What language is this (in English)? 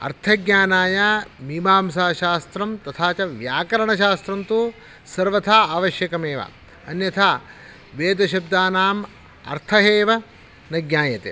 Sanskrit